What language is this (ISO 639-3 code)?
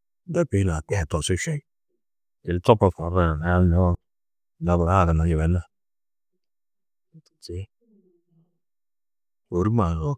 tuq